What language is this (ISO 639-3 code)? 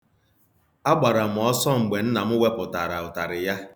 ibo